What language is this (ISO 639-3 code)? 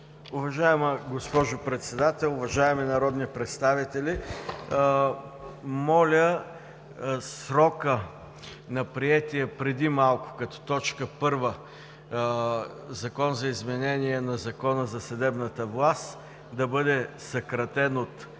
bul